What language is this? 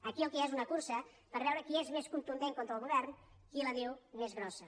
Catalan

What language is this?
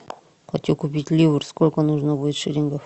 Russian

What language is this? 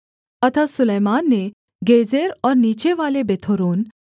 Hindi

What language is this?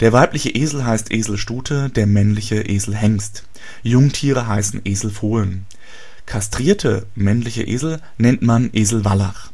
German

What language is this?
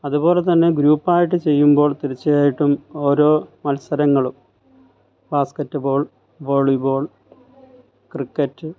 Malayalam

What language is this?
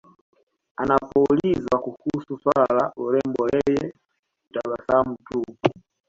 Swahili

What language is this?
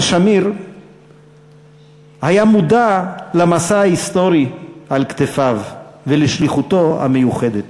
Hebrew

